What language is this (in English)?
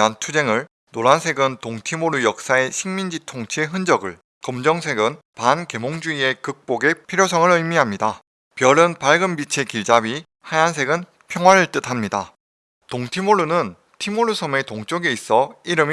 Korean